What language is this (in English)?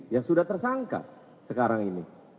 Indonesian